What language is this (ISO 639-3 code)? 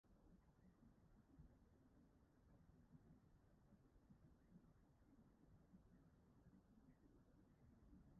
cym